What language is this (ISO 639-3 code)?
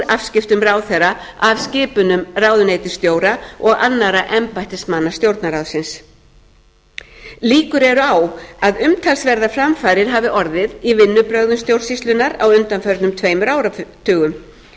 isl